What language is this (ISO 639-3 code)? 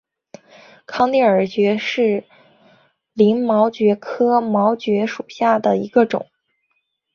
zho